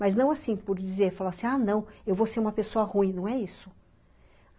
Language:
Portuguese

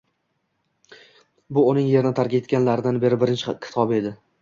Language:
Uzbek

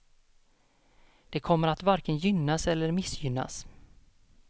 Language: Swedish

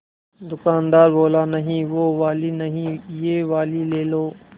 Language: Hindi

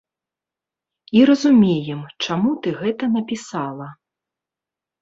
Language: Belarusian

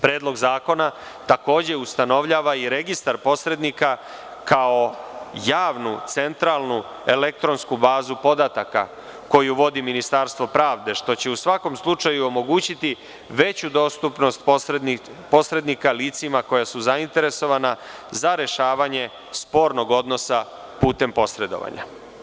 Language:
Serbian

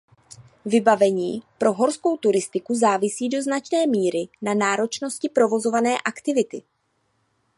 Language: Czech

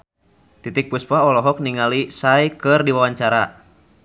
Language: Sundanese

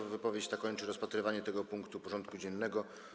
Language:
Polish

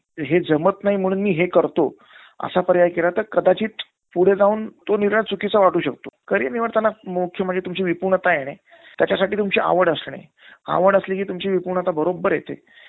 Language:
Marathi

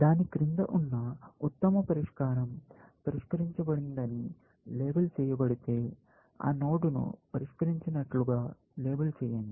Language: Telugu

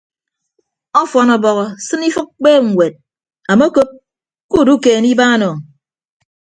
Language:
Ibibio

